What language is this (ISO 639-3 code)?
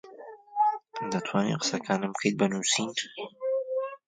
ckb